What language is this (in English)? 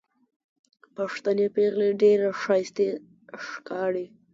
Pashto